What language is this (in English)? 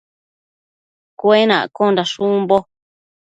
Matsés